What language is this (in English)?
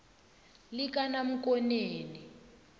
South Ndebele